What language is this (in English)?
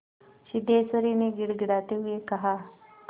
Hindi